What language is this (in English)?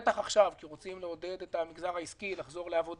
Hebrew